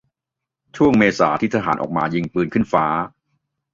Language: Thai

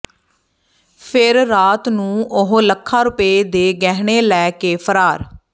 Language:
Punjabi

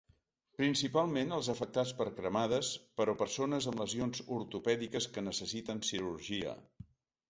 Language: Catalan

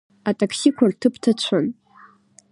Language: Abkhazian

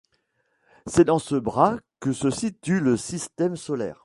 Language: French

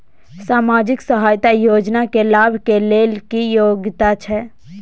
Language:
Maithili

